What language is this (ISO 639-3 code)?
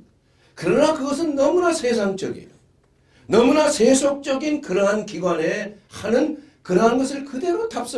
kor